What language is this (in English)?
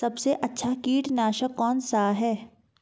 Hindi